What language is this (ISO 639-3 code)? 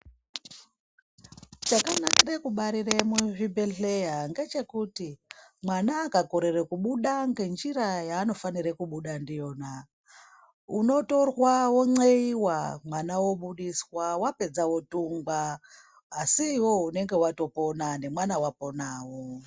ndc